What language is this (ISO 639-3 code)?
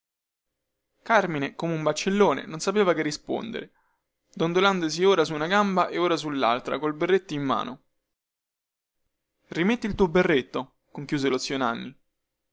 ita